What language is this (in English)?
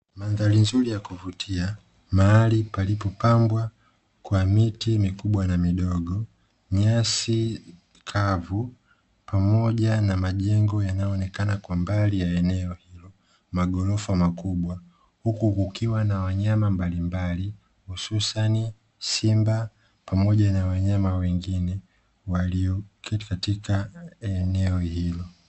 Swahili